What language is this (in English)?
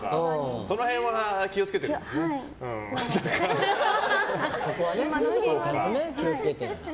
Japanese